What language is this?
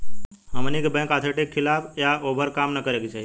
Bhojpuri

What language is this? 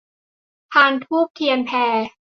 Thai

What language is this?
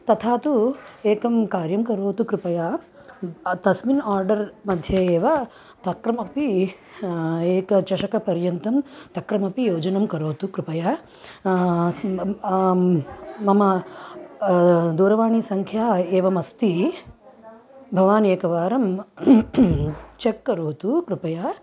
Sanskrit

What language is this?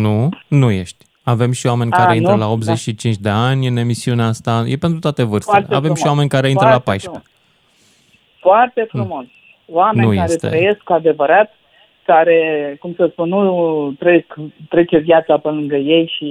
Romanian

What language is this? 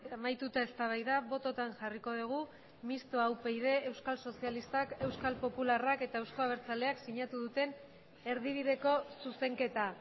Basque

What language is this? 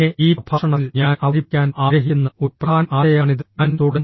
Malayalam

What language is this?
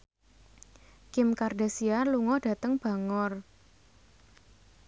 Javanese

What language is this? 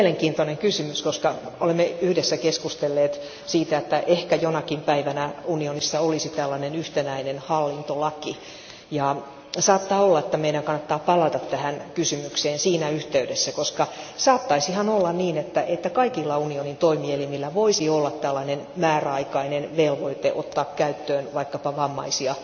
Finnish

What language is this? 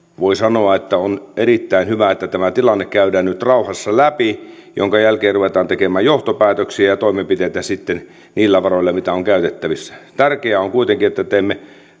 Finnish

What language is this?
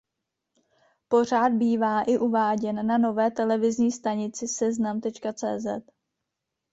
Czech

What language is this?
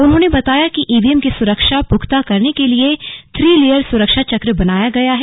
Hindi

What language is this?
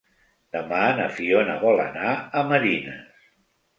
Catalan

